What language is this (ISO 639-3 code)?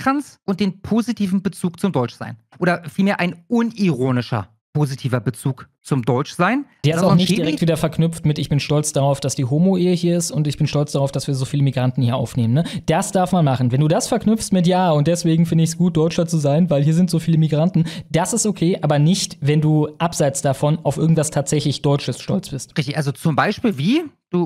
deu